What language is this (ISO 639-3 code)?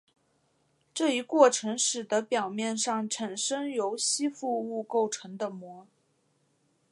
zho